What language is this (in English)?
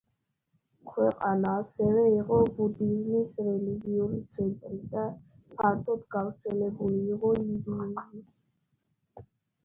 Georgian